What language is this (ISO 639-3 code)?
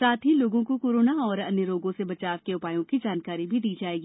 hin